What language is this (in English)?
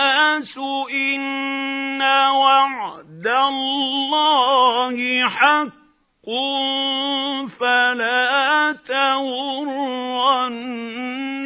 Arabic